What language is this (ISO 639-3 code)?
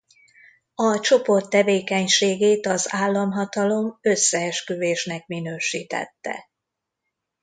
hun